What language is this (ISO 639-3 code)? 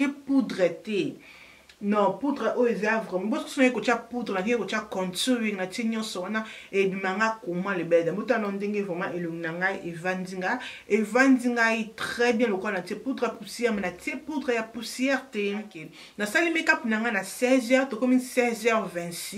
fra